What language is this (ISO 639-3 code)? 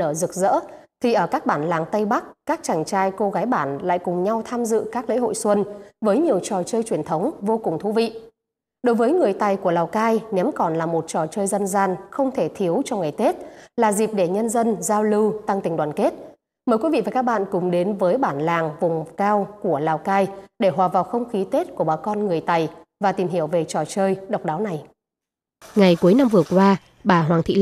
vie